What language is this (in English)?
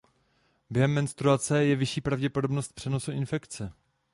Czech